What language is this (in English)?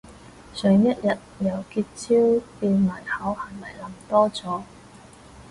Cantonese